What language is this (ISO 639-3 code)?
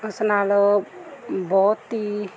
pan